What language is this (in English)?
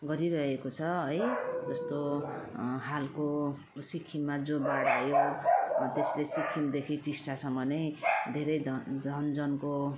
Nepali